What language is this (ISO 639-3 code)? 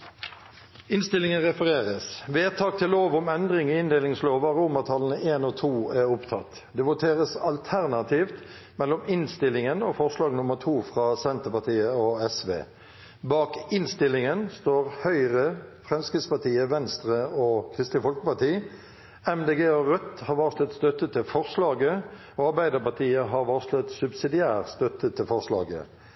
nob